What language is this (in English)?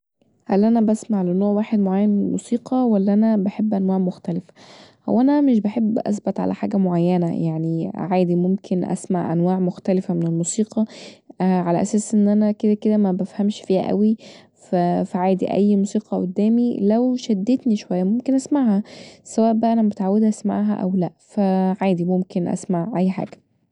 Egyptian Arabic